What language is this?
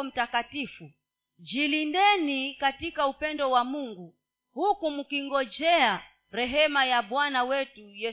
Swahili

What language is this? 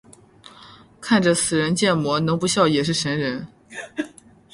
Chinese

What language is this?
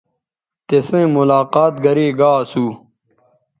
Bateri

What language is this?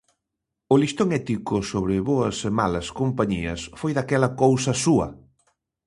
Galician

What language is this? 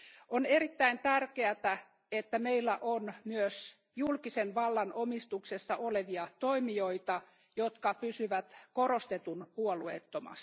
Finnish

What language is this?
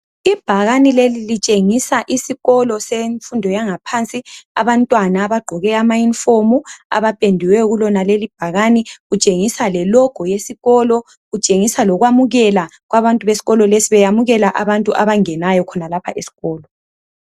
North Ndebele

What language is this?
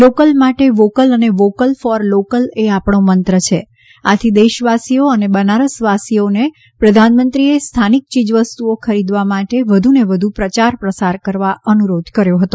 Gujarati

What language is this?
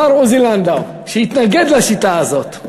Hebrew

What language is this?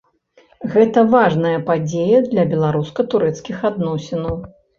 Belarusian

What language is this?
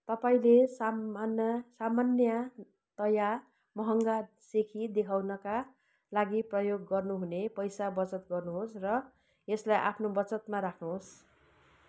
Nepali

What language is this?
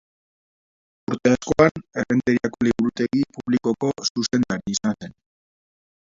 Basque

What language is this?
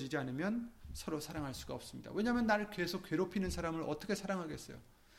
Korean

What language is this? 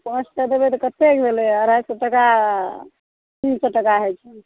Maithili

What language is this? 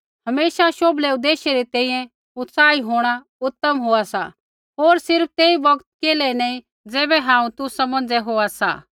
Kullu Pahari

